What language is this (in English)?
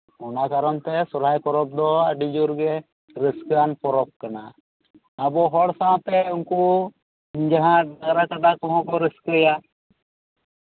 Santali